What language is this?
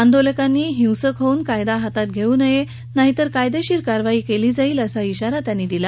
Marathi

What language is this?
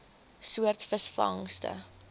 Afrikaans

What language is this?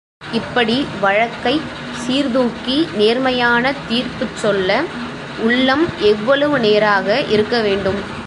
Tamil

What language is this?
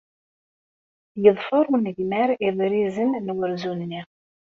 Kabyle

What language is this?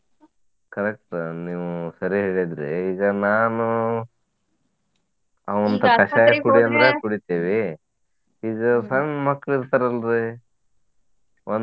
Kannada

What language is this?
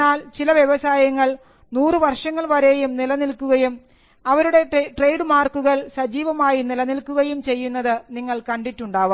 Malayalam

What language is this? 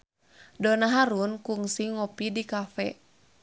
Sundanese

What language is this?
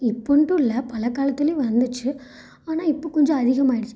Tamil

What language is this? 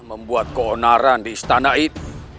Indonesian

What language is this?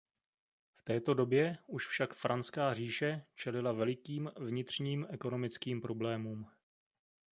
Czech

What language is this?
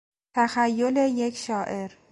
Persian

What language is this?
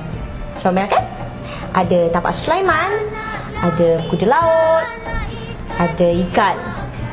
Malay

